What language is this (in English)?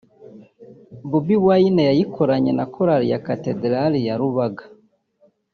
Kinyarwanda